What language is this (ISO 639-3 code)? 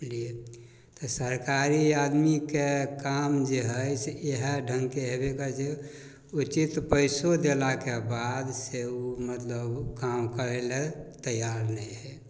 mai